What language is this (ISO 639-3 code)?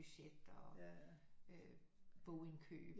dan